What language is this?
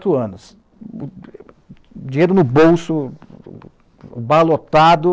Portuguese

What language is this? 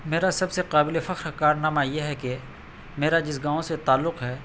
Urdu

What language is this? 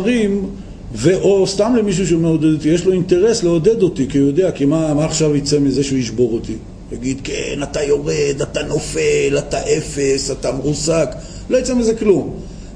Hebrew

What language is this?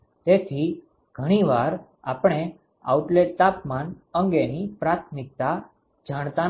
Gujarati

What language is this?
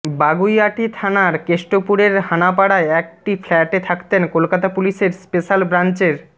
Bangla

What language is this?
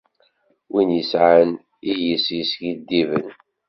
Kabyle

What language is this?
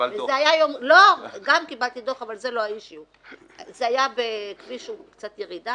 Hebrew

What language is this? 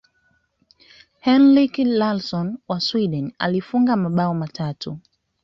Swahili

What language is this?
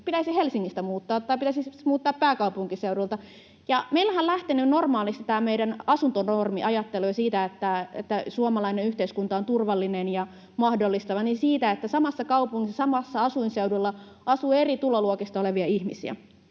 Finnish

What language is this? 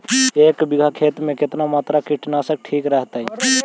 Magahi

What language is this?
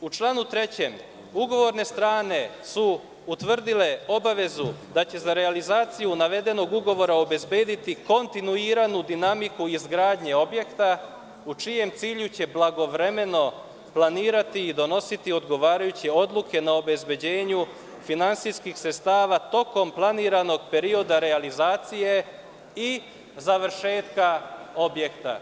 Serbian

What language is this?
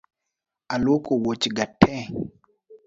Luo (Kenya and Tanzania)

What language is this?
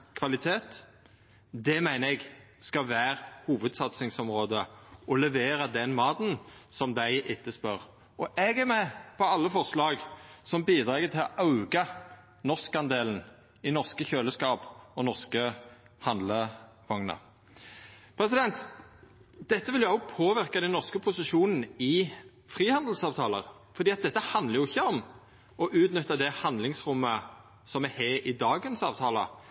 Norwegian Nynorsk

